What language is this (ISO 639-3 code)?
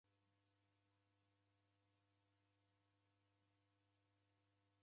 dav